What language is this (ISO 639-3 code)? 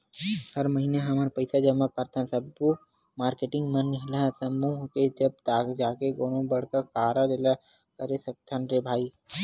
hne